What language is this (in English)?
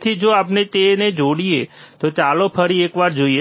Gujarati